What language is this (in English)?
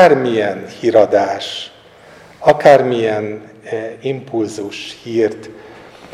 Hungarian